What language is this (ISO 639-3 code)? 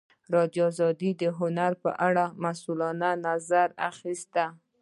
pus